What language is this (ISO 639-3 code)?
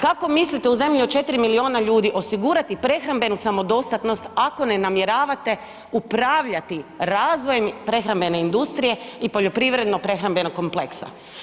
hrv